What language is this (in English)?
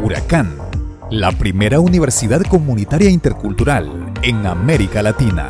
Spanish